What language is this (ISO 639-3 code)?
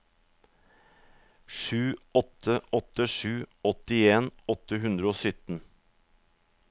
nor